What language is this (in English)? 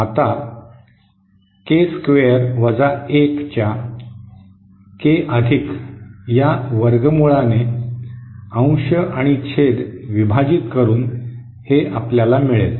Marathi